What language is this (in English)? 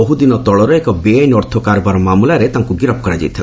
Odia